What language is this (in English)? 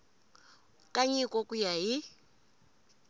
Tsonga